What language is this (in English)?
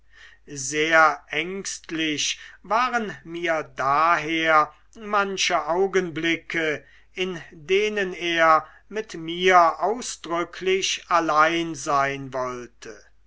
German